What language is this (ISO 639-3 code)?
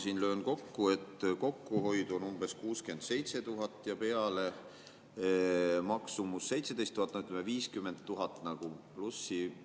est